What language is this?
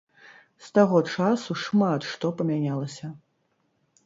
Belarusian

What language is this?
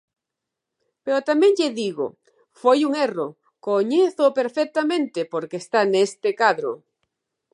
Galician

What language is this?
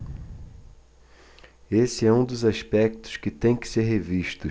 Portuguese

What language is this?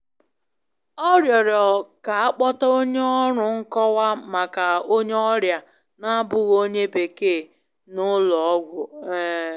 Igbo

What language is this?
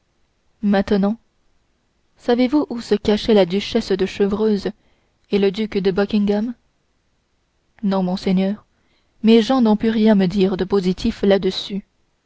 French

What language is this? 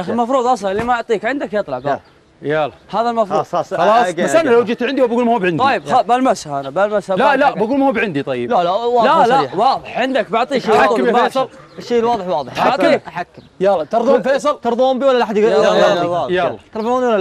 Arabic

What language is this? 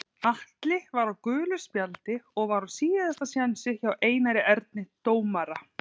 Icelandic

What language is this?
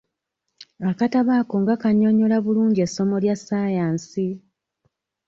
Ganda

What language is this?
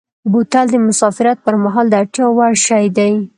Pashto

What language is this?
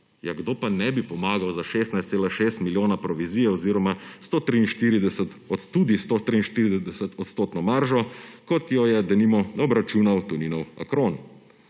Slovenian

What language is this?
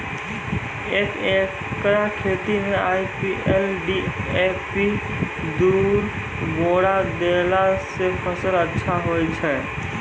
Maithili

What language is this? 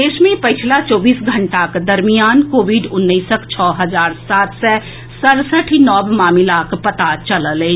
Maithili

